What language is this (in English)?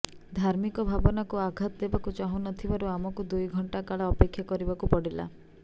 Odia